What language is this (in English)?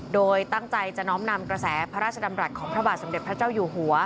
Thai